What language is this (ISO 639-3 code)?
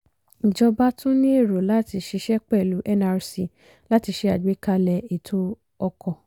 yor